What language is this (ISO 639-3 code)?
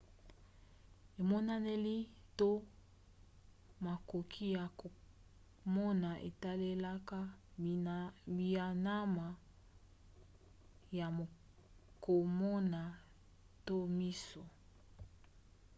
lin